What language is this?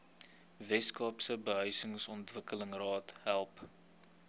Afrikaans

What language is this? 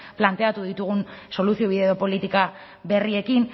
Basque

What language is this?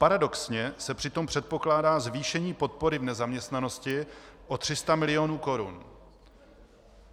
Czech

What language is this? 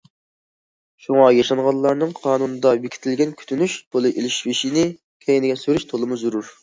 Uyghur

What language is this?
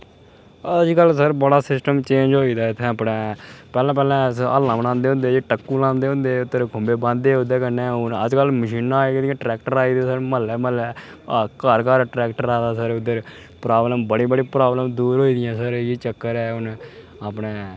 Dogri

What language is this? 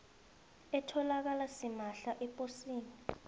South Ndebele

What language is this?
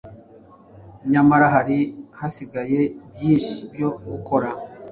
Kinyarwanda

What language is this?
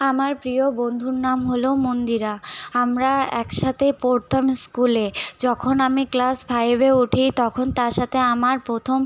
Bangla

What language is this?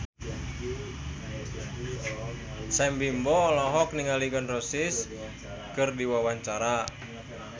Sundanese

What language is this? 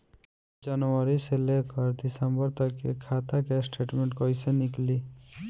Bhojpuri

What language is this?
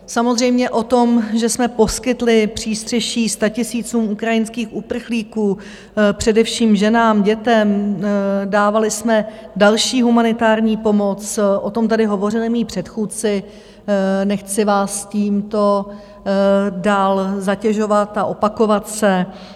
Czech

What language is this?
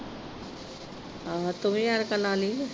Punjabi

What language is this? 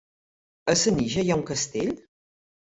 Catalan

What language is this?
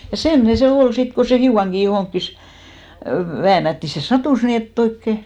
Finnish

